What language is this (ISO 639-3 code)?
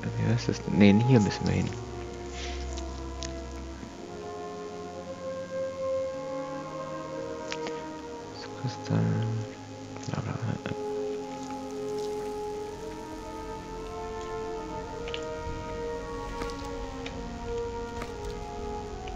deu